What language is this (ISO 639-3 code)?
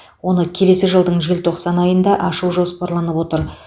kaz